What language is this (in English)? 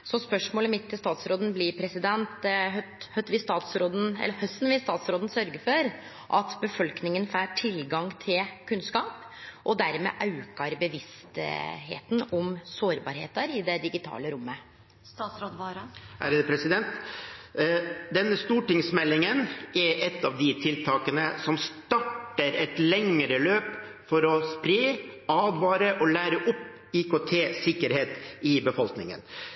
Norwegian